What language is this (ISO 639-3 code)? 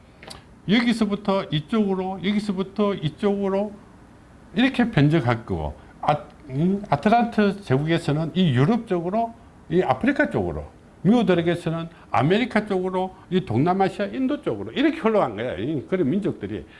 kor